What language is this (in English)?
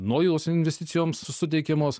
Lithuanian